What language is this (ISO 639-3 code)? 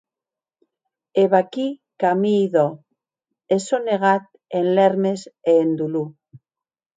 oci